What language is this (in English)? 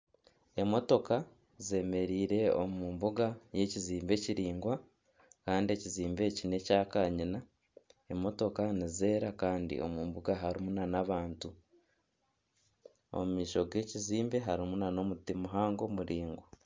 Nyankole